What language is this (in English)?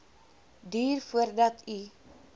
Afrikaans